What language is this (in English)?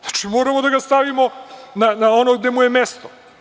Serbian